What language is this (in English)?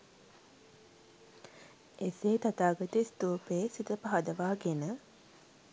Sinhala